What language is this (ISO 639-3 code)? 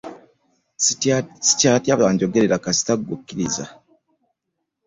lug